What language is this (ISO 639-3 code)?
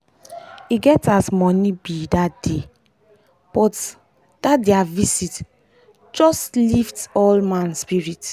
pcm